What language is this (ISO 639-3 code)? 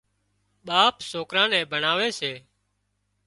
kxp